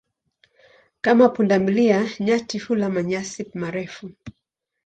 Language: Swahili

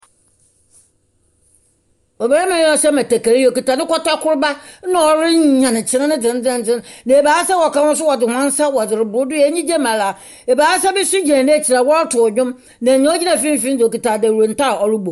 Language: Akan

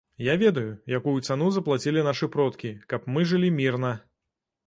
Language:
Belarusian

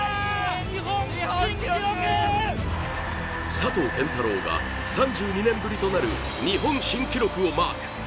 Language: Japanese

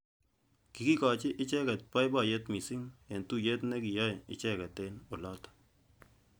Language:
Kalenjin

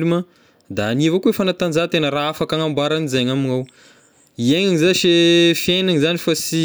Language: Tesaka Malagasy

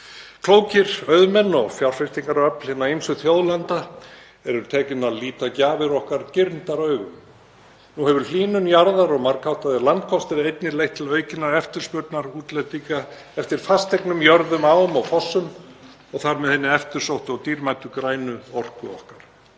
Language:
Icelandic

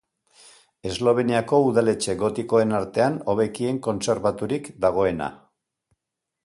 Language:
Basque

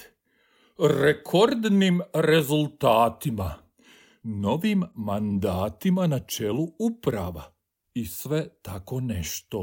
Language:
Croatian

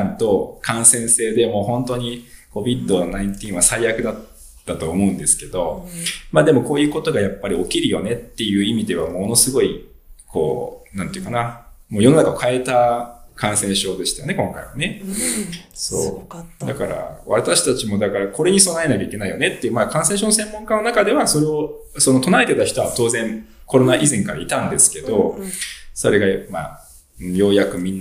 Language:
Japanese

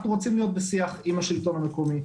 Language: Hebrew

